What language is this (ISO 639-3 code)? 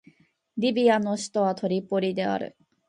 jpn